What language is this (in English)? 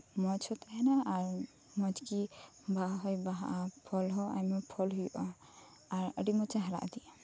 Santali